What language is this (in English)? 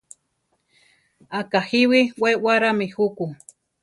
Central Tarahumara